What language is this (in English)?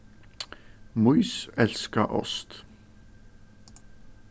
Faroese